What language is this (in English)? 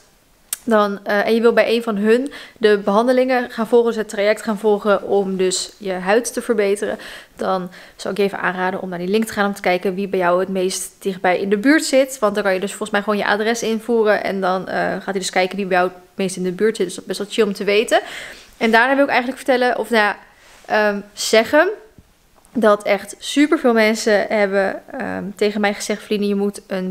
Dutch